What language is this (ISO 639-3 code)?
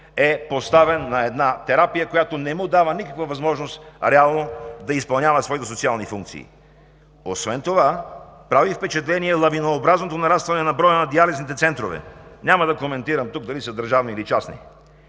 bul